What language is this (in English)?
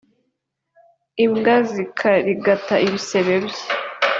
Kinyarwanda